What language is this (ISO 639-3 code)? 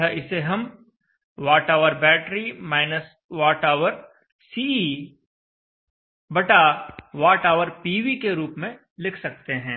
hin